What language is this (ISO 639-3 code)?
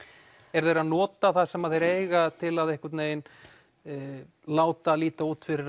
isl